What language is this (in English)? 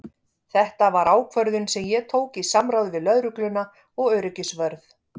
Icelandic